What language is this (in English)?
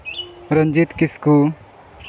Santali